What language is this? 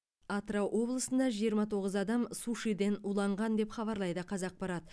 Kazakh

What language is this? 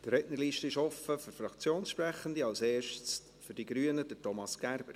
Swiss German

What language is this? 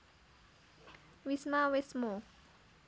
Javanese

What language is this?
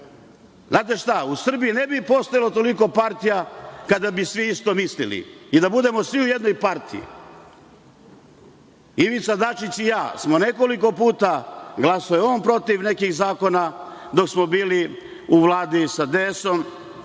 Serbian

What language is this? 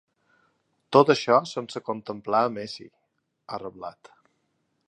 Catalan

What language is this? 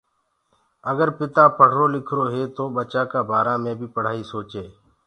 Gurgula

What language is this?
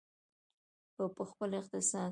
Pashto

